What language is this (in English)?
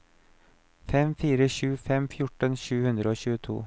Norwegian